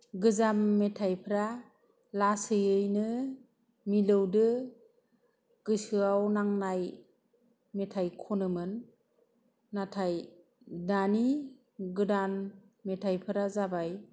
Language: Bodo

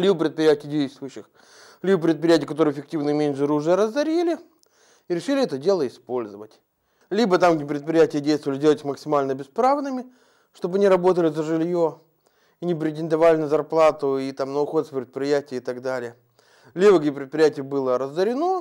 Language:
Russian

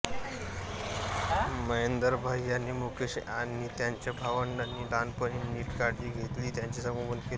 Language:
Marathi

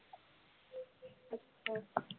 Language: Punjabi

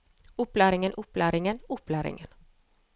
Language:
Norwegian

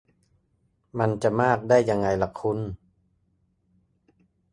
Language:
Thai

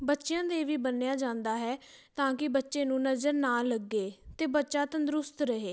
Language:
Punjabi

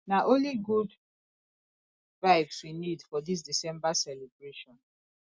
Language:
Nigerian Pidgin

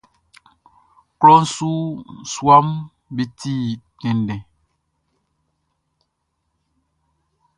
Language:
Baoulé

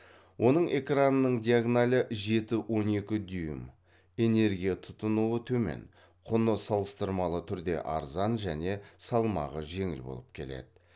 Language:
Kazakh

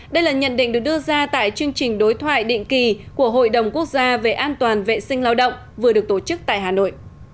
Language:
Vietnamese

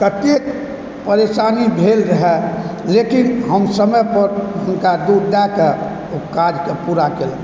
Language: Maithili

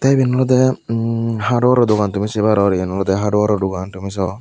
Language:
Chakma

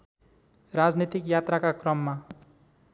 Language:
Nepali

